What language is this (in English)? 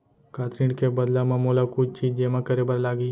Chhattisgarhi